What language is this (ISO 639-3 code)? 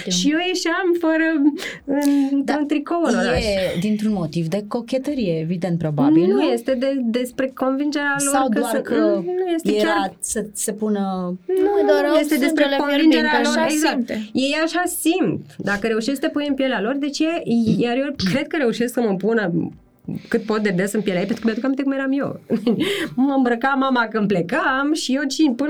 ron